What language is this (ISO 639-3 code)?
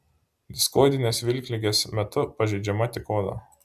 lit